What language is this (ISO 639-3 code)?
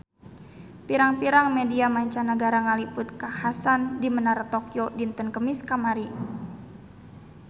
sun